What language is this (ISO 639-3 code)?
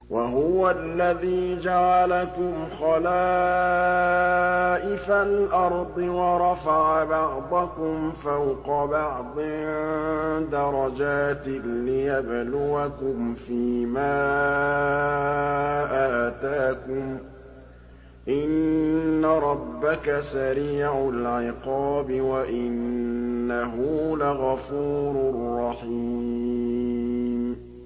ara